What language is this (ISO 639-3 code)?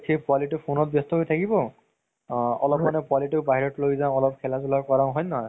asm